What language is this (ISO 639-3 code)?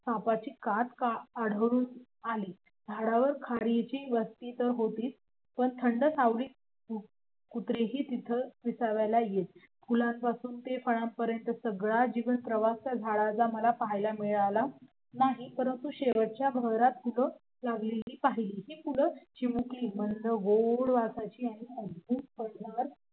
mar